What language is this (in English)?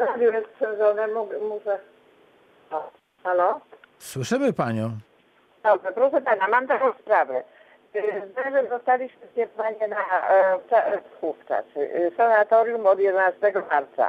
Polish